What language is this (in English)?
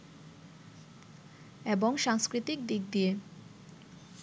Bangla